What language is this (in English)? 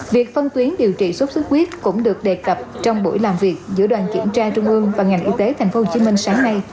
Vietnamese